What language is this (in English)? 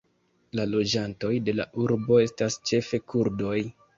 Esperanto